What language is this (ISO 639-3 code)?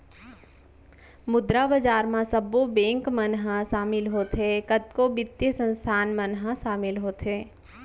hne